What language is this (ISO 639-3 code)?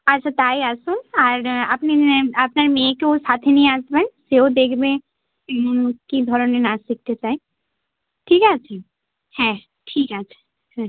ben